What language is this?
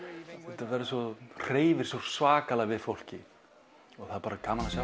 Icelandic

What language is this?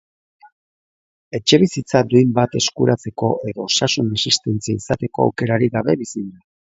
Basque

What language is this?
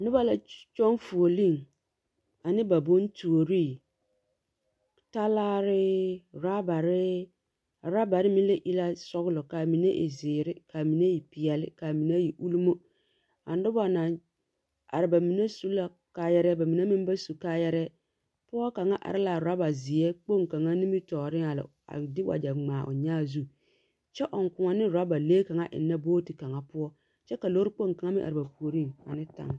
Southern Dagaare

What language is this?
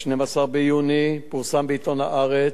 Hebrew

